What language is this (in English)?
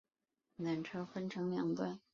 Chinese